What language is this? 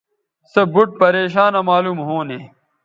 Bateri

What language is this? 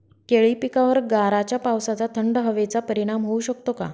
Marathi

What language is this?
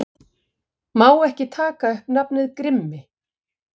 Icelandic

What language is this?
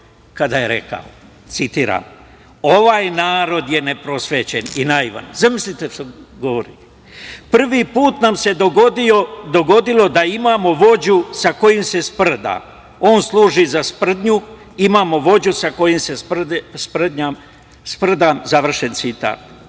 Serbian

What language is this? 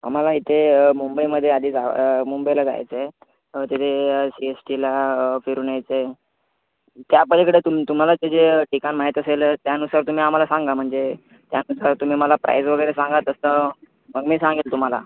Marathi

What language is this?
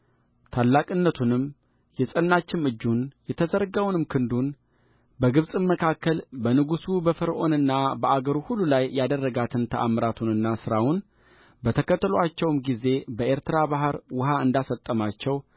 Amharic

